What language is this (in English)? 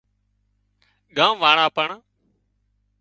Wadiyara Koli